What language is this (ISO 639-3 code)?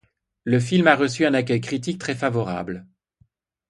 fra